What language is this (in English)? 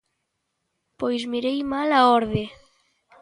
Galician